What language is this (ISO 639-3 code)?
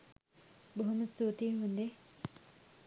sin